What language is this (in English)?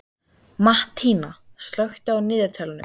Icelandic